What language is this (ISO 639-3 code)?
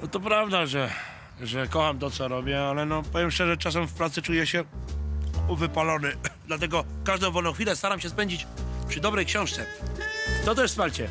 pol